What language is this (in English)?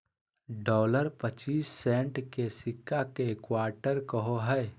Magahi